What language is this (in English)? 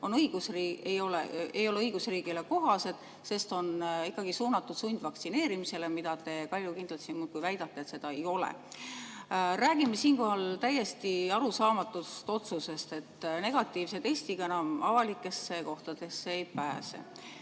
Estonian